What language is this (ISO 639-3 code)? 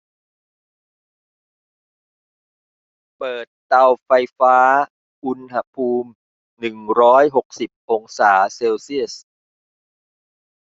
tha